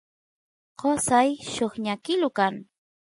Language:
Santiago del Estero Quichua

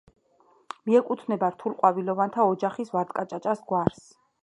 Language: Georgian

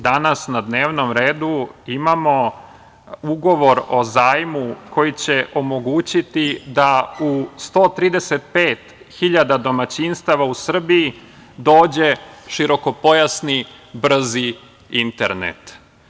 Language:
Serbian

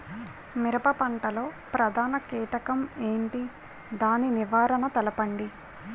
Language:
Telugu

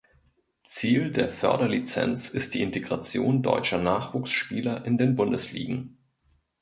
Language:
German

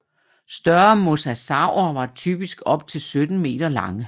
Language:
Danish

